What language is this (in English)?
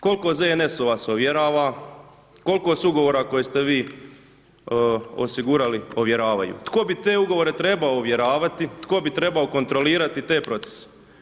Croatian